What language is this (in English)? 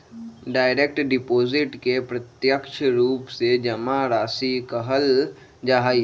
Magahi